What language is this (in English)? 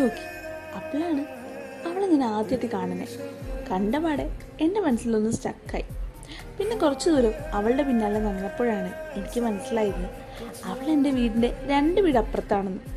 Malayalam